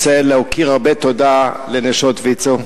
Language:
Hebrew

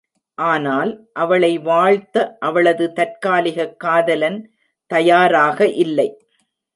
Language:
Tamil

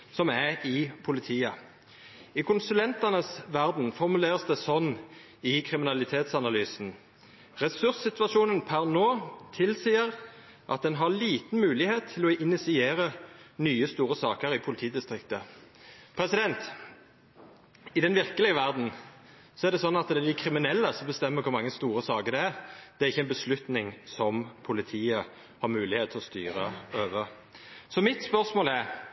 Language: Norwegian Nynorsk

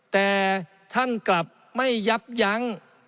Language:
Thai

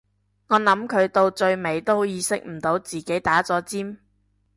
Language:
Cantonese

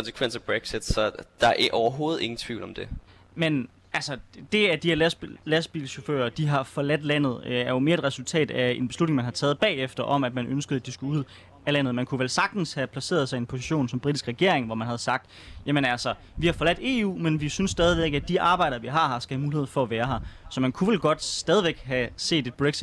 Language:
Danish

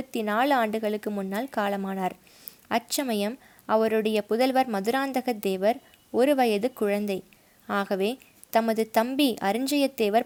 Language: Tamil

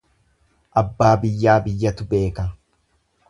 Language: Oromo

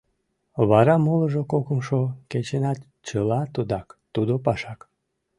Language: Mari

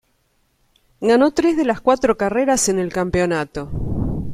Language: Spanish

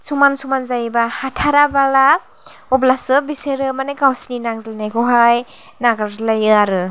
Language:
Bodo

